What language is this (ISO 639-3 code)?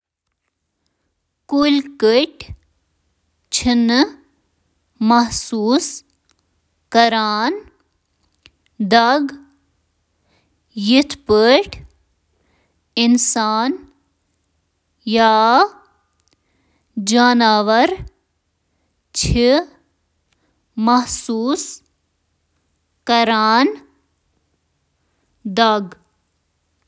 kas